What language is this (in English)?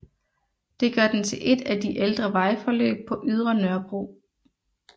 Danish